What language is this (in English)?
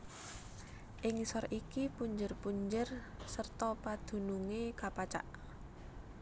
Javanese